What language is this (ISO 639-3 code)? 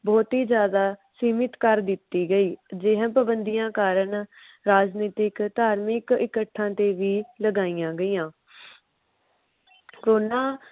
pan